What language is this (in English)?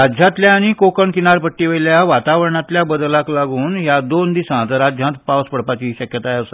Konkani